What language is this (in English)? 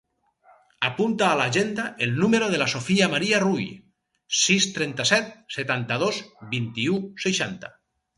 Catalan